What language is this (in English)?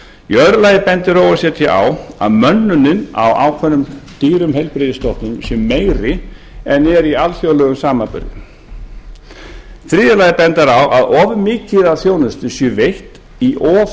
Icelandic